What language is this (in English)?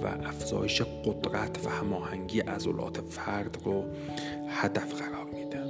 Persian